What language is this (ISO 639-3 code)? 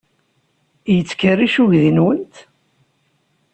kab